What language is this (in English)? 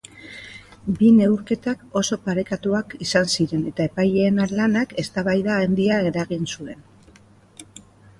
Basque